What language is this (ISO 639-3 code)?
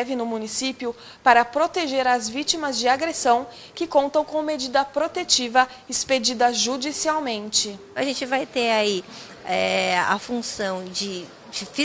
por